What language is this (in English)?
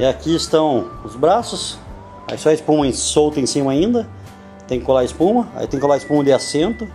Portuguese